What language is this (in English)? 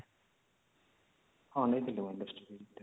Odia